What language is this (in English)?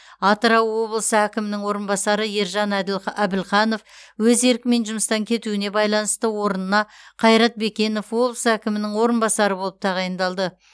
Kazakh